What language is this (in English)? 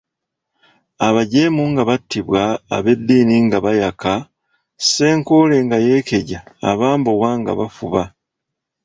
Ganda